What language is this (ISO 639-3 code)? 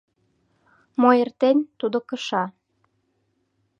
chm